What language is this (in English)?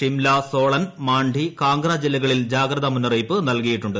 Malayalam